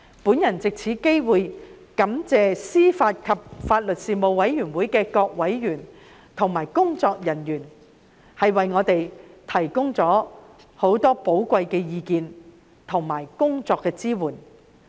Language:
Cantonese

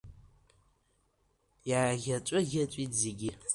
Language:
Abkhazian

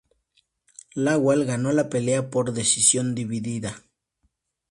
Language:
Spanish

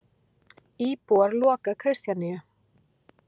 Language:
Icelandic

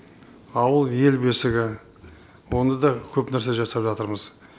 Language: Kazakh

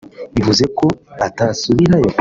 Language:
Kinyarwanda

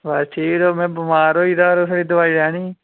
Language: Dogri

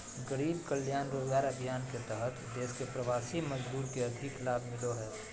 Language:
Magahi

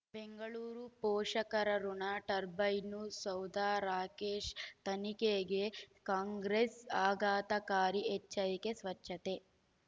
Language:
Kannada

